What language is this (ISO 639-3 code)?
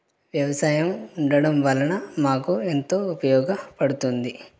tel